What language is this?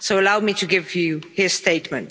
English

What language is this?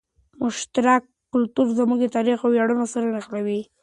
Pashto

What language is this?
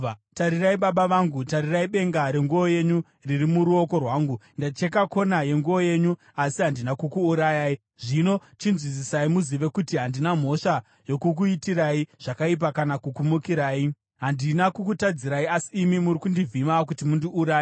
Shona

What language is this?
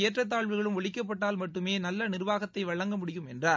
Tamil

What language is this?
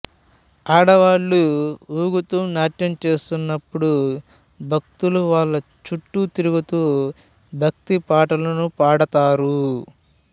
Telugu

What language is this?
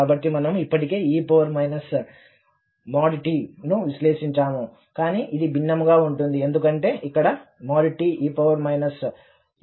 Telugu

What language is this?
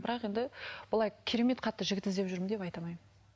Kazakh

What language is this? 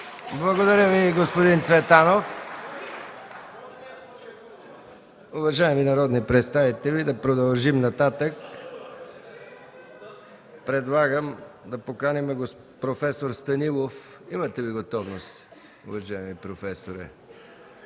Bulgarian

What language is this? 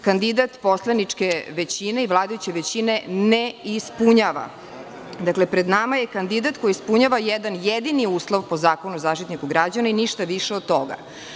Serbian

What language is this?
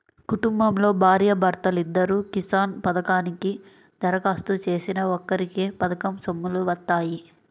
Telugu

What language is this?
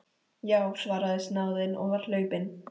Icelandic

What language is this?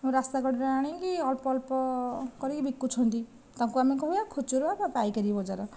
Odia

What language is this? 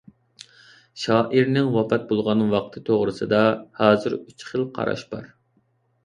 Uyghur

